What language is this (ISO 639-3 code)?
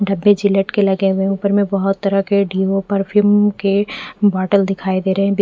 hin